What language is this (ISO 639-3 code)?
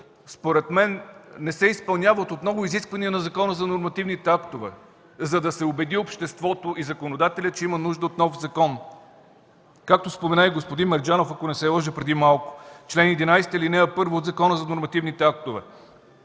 bul